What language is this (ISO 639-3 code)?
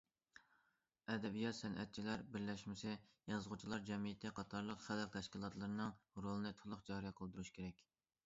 uig